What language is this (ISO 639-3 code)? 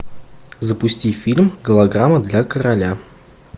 rus